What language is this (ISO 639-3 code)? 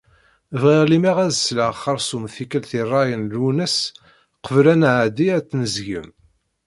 kab